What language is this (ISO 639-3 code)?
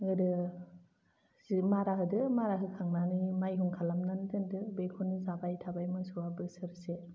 brx